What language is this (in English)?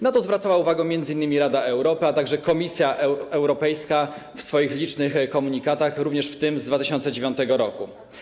Polish